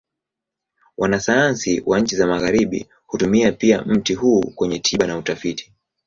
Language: Swahili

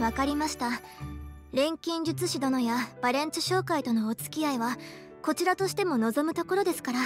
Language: Japanese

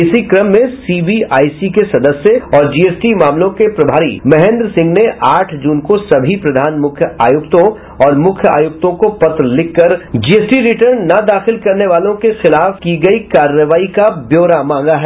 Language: Hindi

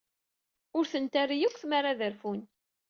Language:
Kabyle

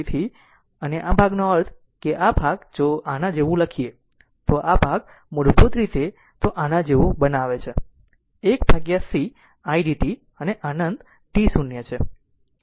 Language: Gujarati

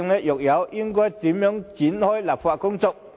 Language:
Cantonese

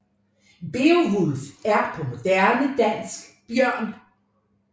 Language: Danish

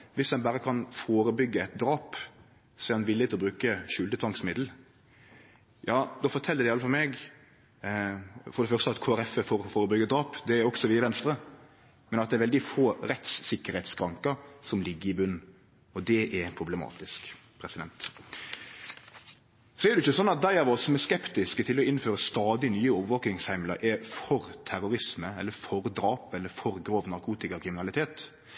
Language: Norwegian Nynorsk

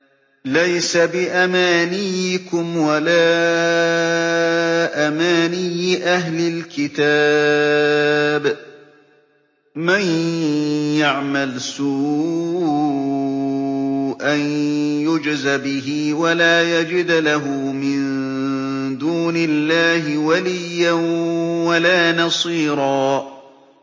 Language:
Arabic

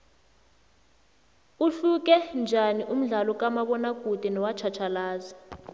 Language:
South Ndebele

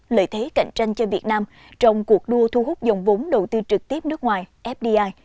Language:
Vietnamese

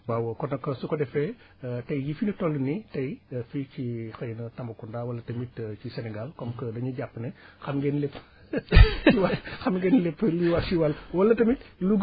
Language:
Wolof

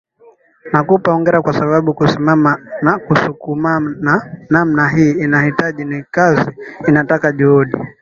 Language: Swahili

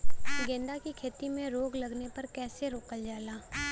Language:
Bhojpuri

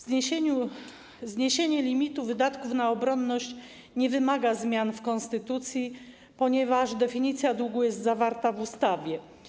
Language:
Polish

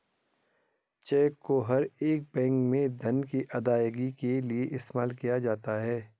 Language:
Hindi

